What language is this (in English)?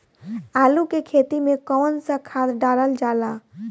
Bhojpuri